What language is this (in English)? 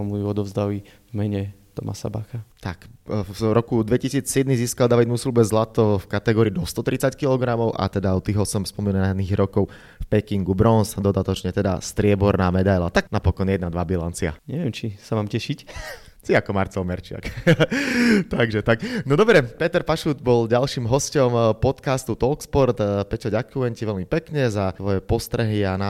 Slovak